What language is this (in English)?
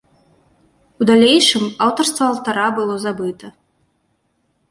Belarusian